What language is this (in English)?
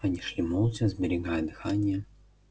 Russian